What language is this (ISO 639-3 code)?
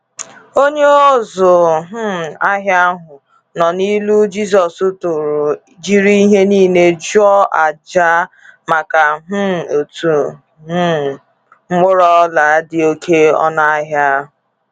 ibo